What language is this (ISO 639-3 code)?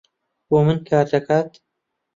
ckb